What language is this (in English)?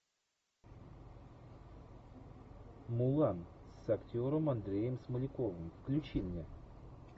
Russian